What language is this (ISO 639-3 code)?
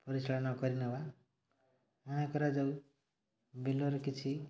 ori